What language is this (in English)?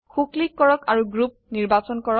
Assamese